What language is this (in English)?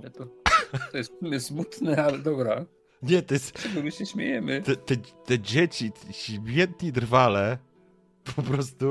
Polish